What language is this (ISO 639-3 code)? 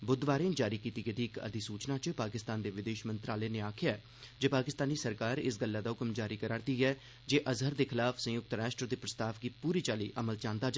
doi